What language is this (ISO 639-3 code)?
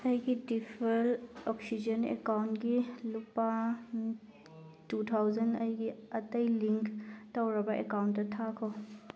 mni